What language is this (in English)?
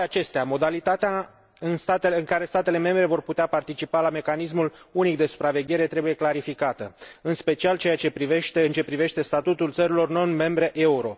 Romanian